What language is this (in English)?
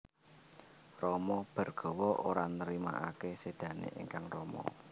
Javanese